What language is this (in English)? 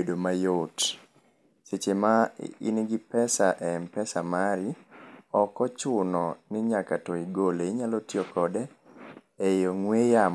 Luo (Kenya and Tanzania)